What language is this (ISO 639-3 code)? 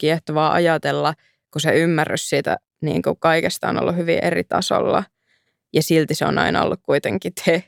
fin